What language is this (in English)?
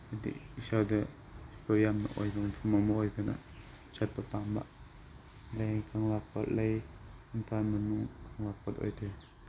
Manipuri